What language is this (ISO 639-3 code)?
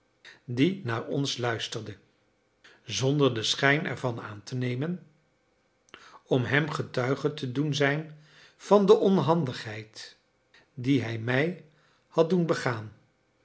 nld